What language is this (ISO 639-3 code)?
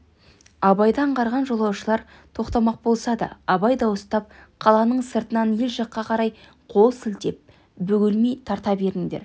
kaz